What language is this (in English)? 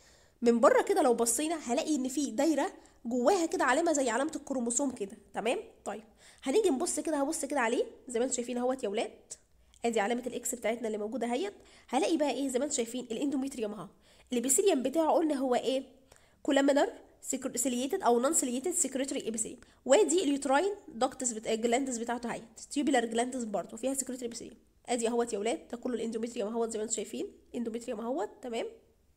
Arabic